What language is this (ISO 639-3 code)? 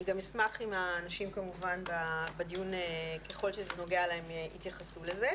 heb